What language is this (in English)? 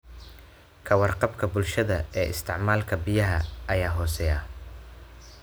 Somali